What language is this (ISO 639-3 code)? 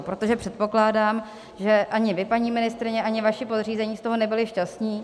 ces